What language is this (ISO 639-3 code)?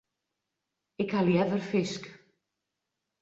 fry